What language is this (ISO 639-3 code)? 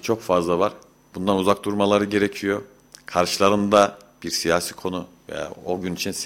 tur